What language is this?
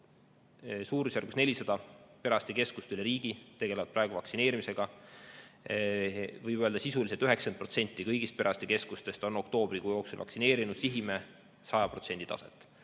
Estonian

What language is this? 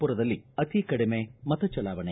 Kannada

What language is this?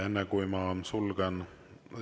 Estonian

